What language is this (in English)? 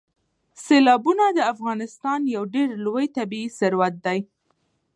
Pashto